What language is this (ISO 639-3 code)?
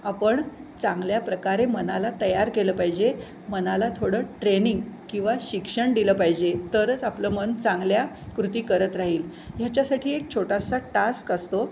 mar